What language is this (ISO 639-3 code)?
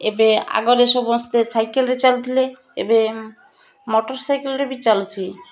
ori